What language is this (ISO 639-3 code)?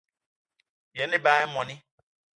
eto